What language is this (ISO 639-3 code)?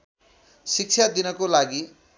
nep